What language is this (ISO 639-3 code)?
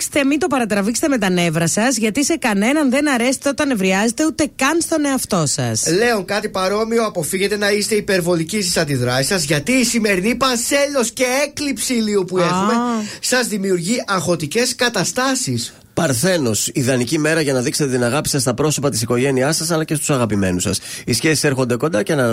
ell